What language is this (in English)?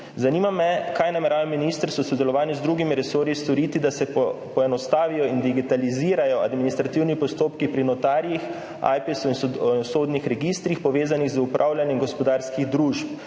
Slovenian